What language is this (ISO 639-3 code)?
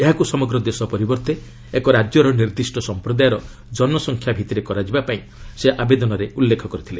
ori